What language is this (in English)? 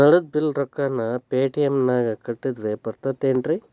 Kannada